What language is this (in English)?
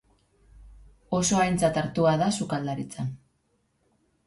Basque